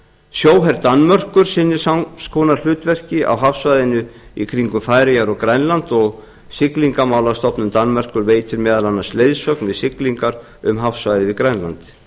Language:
Icelandic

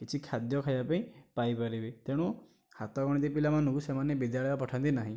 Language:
Odia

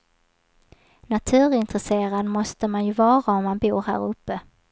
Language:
Swedish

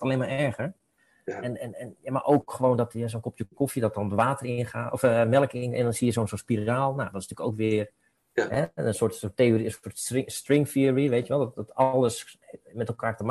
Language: Dutch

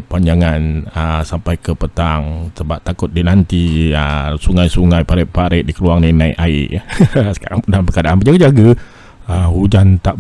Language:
Malay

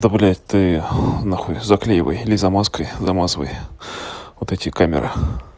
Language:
Russian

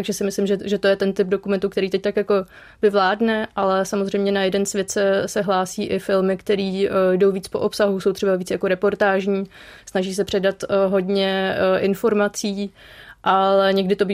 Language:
Czech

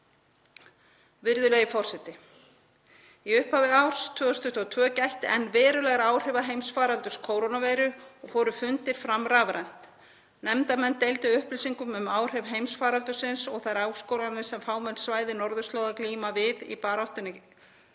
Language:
Icelandic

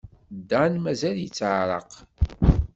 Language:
Kabyle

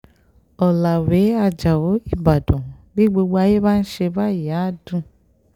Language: Yoruba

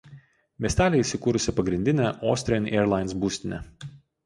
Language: Lithuanian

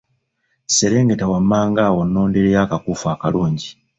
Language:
Ganda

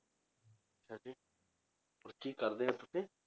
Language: Punjabi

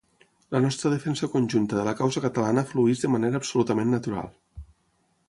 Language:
Catalan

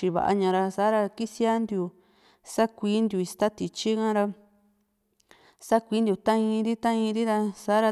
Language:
Juxtlahuaca Mixtec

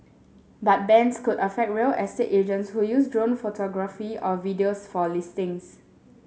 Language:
English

